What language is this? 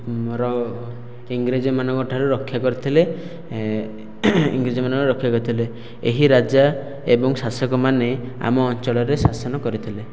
Odia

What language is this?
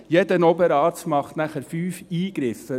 Swiss German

